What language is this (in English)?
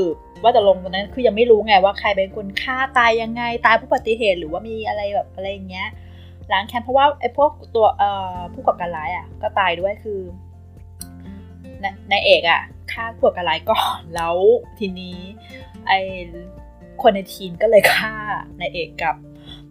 Thai